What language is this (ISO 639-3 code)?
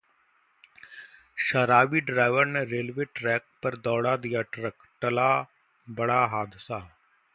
hin